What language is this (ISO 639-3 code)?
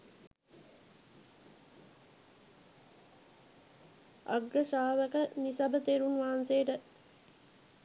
sin